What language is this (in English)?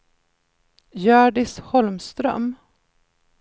Swedish